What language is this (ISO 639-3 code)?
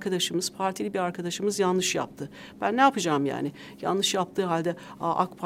tur